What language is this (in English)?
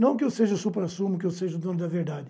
Portuguese